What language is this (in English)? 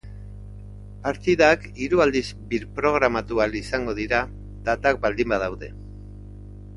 Basque